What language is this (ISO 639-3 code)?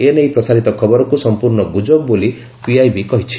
ori